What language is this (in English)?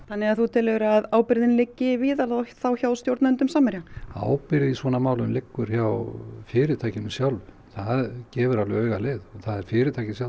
Icelandic